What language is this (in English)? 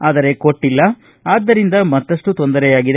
Kannada